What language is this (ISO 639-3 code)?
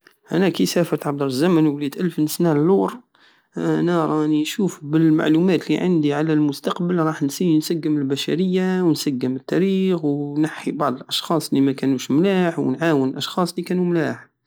aao